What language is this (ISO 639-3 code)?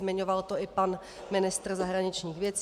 ces